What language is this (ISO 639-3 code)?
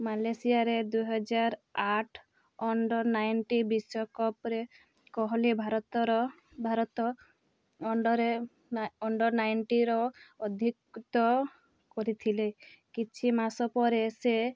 ori